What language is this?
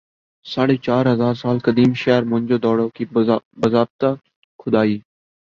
Urdu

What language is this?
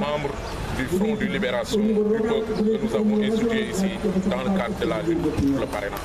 French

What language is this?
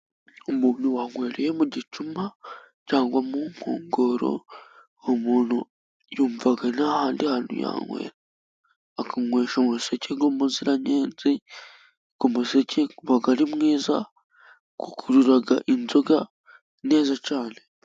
Kinyarwanda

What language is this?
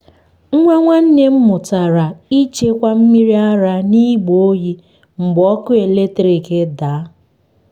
Igbo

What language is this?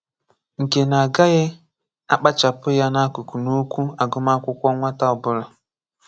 Igbo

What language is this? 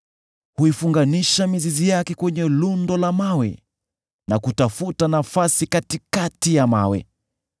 Swahili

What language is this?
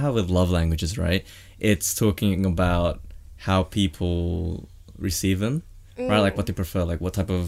English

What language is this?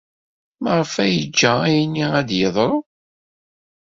Kabyle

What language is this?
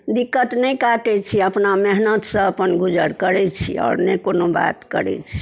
Maithili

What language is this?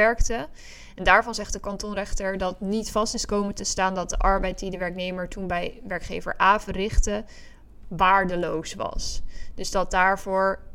Dutch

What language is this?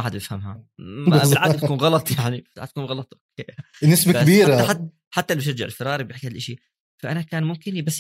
Arabic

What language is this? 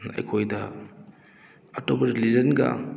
Manipuri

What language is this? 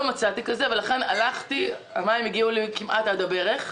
Hebrew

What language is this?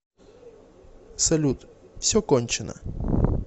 Russian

